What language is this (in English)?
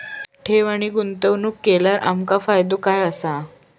Marathi